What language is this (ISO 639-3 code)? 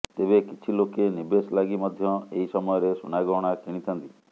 ori